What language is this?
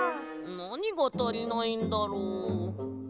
Japanese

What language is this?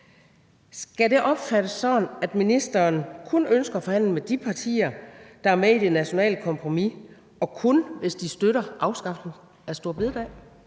Danish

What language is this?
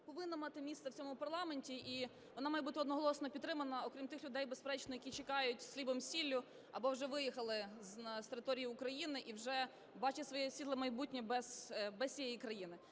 Ukrainian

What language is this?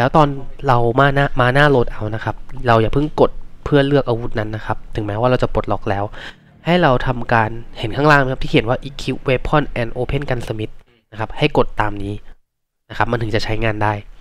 Thai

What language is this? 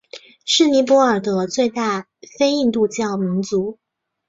Chinese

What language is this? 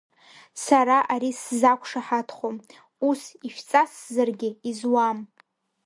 Abkhazian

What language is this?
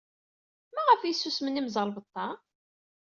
Kabyle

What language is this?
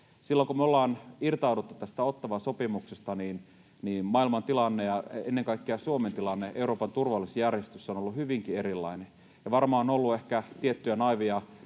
Finnish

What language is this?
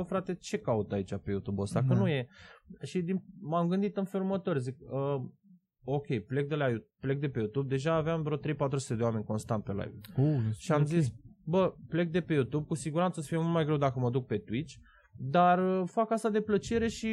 Romanian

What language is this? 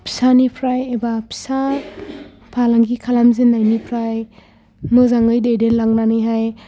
Bodo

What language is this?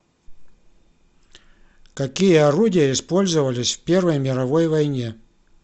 Russian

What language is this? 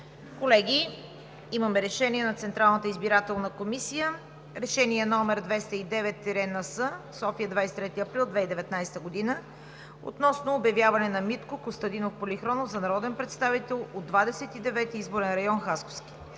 Bulgarian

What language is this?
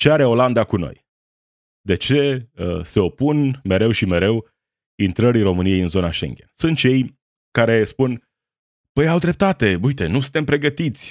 Romanian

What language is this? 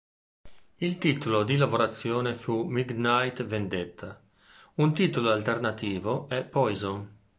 Italian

